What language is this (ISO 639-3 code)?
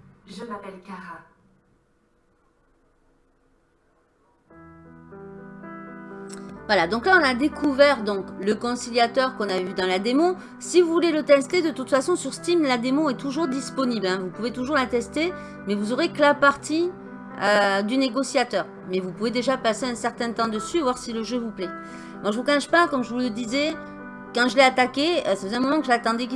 fra